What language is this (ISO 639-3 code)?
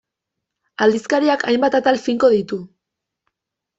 eus